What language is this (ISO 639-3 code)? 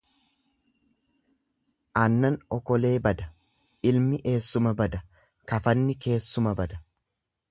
orm